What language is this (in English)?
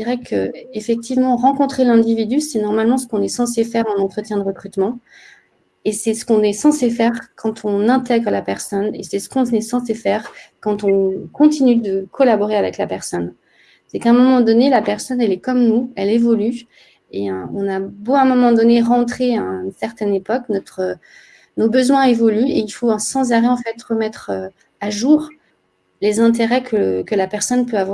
French